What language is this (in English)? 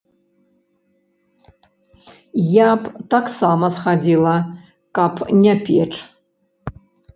Belarusian